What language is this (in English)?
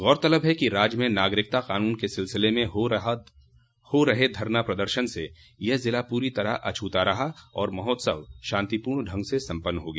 Hindi